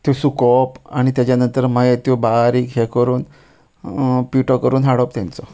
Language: Konkani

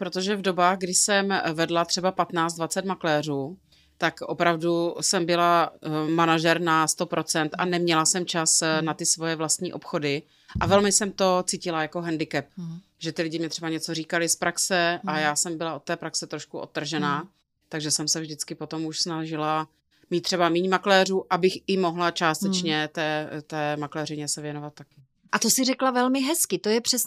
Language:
Czech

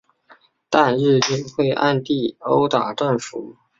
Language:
Chinese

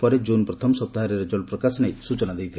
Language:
Odia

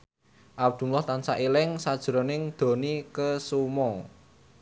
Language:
Javanese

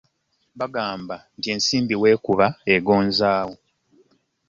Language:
Ganda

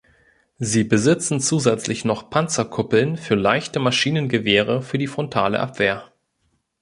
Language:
German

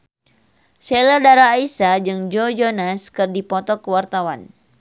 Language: Sundanese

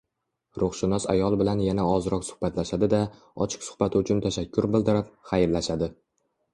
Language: Uzbek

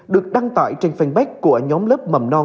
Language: Vietnamese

